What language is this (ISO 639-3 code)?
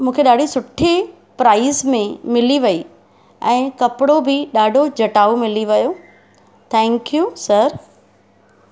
snd